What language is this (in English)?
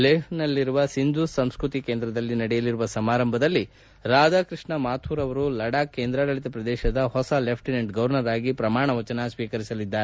Kannada